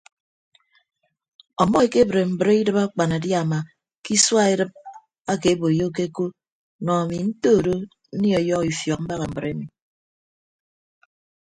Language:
Ibibio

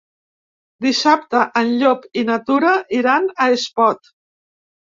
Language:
Catalan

